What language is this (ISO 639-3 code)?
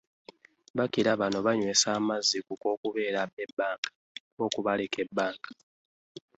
lug